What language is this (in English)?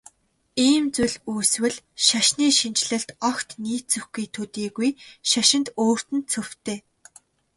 Mongolian